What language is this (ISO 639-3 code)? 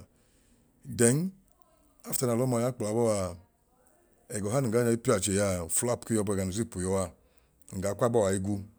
idu